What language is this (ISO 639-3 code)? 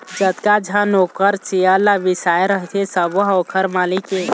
hne